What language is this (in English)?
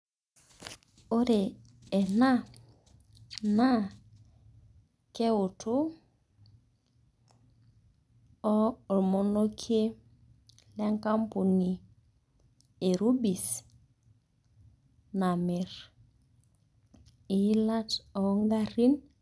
Masai